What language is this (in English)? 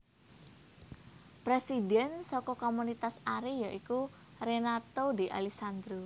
Javanese